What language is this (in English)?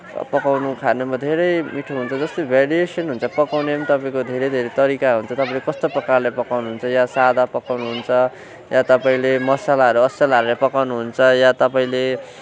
Nepali